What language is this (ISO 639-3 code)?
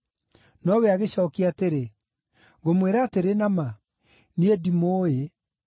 kik